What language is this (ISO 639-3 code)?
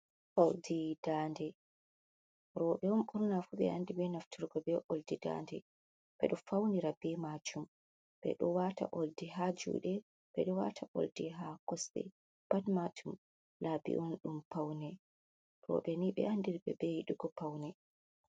ful